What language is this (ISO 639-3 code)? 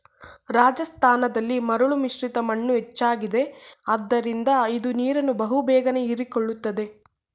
kan